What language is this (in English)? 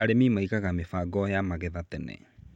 Kikuyu